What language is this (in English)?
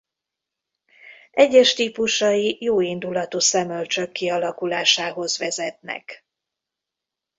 Hungarian